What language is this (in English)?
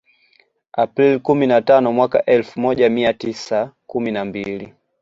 Swahili